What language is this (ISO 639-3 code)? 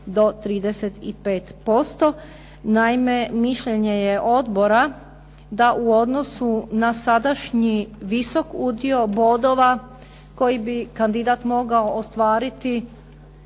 hrv